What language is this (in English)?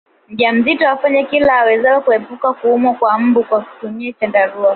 Swahili